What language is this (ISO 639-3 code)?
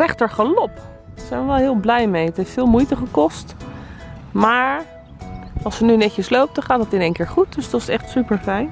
nld